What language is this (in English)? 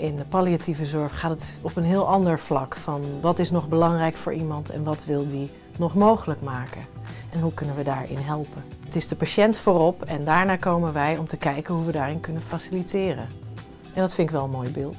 Dutch